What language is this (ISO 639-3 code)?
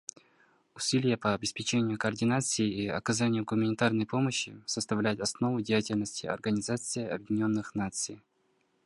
rus